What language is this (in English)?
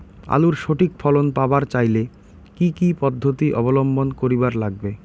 Bangla